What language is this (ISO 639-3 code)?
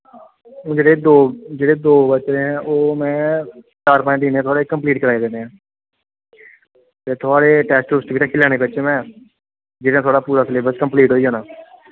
doi